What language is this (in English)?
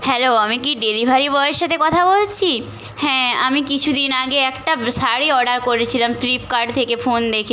Bangla